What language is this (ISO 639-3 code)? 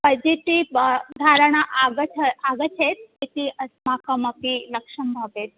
san